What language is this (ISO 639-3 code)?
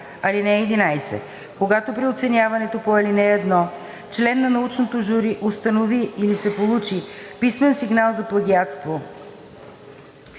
bul